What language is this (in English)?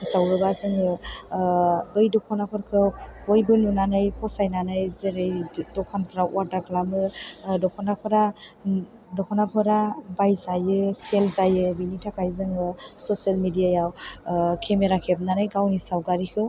Bodo